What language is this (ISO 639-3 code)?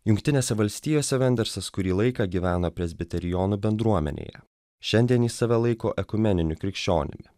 lit